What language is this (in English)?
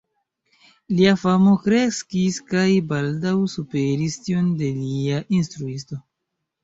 Esperanto